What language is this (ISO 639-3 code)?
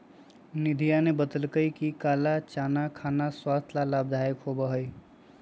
mag